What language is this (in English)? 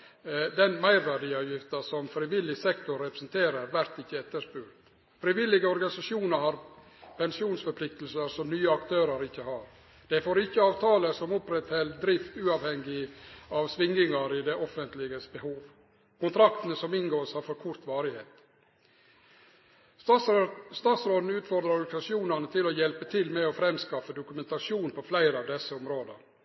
Norwegian Nynorsk